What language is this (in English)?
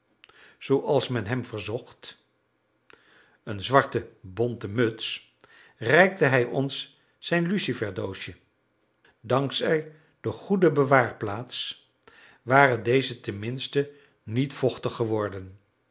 Dutch